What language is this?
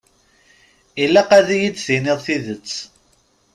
Kabyle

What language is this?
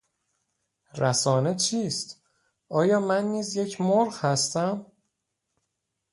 Persian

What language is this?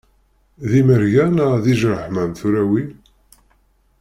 Kabyle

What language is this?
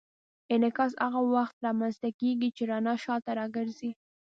Pashto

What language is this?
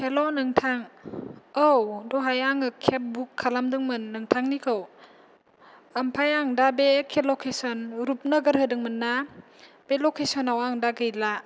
Bodo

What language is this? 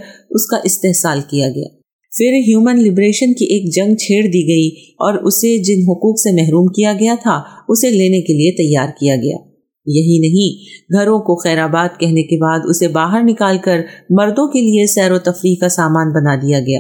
Urdu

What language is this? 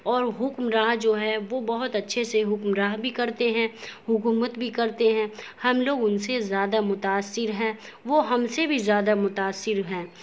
Urdu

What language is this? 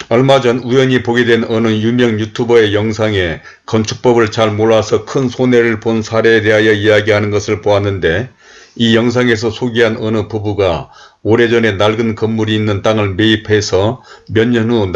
Korean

